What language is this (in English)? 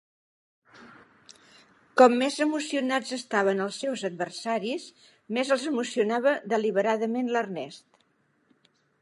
Catalan